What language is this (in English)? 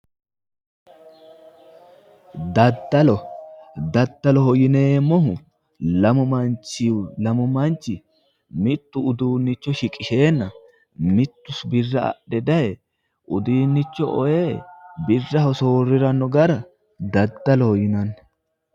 Sidamo